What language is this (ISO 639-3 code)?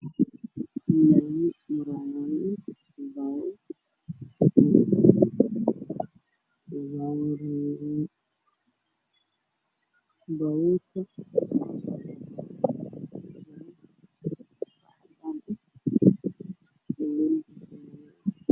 som